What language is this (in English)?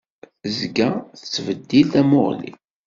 Kabyle